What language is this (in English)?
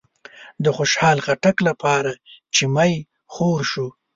Pashto